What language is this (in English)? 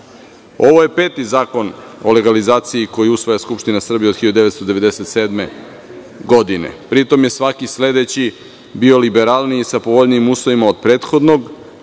Serbian